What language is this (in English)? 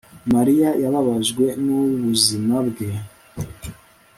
Kinyarwanda